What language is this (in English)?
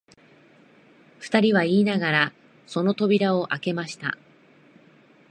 Japanese